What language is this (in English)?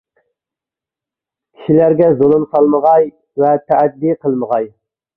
Uyghur